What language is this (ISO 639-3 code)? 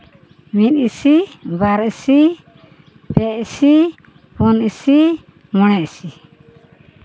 sat